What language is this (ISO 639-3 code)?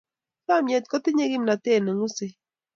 kln